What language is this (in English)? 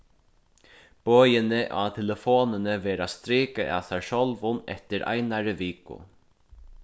Faroese